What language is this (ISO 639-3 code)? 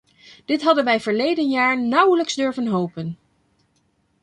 nld